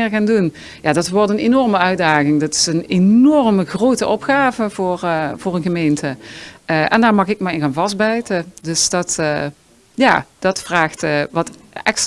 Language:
Dutch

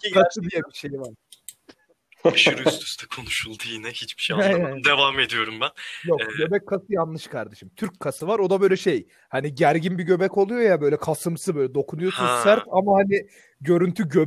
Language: Turkish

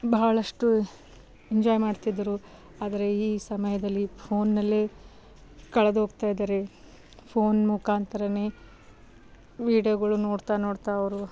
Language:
Kannada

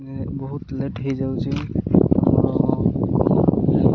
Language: Odia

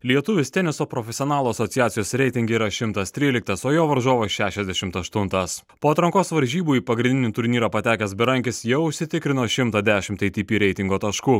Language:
Lithuanian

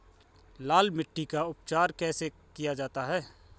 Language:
Hindi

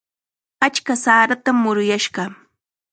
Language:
Chiquián Ancash Quechua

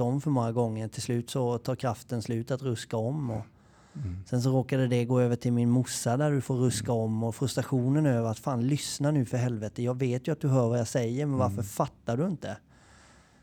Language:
Swedish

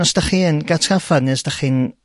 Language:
Welsh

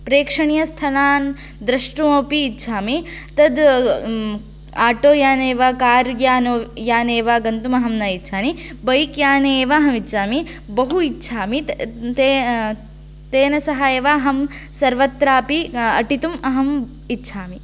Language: Sanskrit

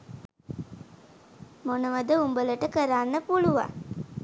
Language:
Sinhala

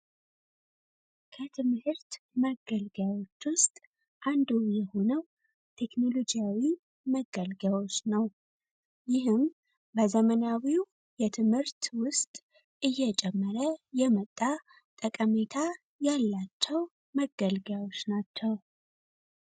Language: Amharic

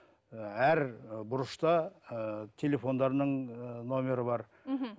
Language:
Kazakh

